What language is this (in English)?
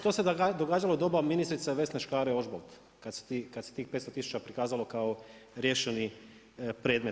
Croatian